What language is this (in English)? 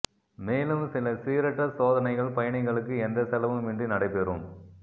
Tamil